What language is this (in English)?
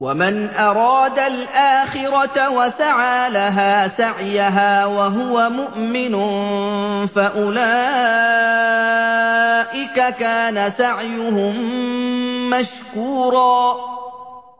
Arabic